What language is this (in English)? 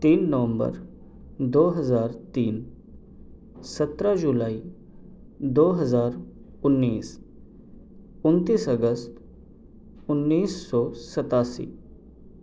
Urdu